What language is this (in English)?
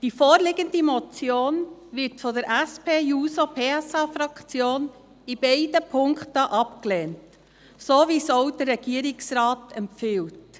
Swiss German